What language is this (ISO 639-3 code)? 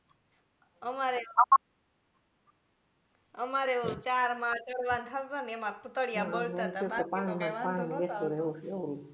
guj